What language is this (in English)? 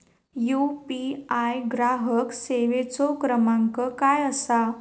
Marathi